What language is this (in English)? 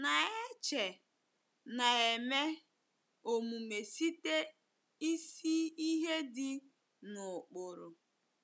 Igbo